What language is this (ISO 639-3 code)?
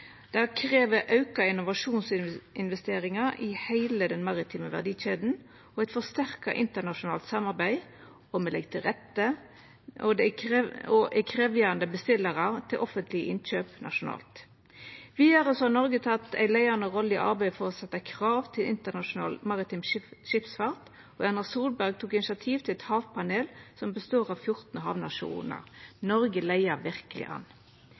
nno